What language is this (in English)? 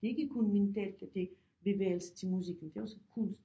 Danish